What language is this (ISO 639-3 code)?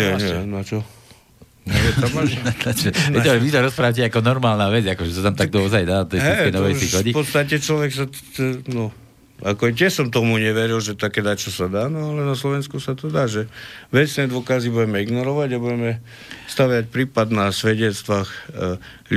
slk